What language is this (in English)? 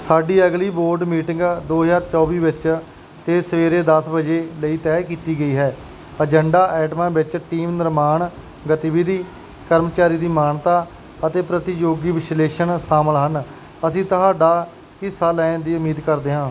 Punjabi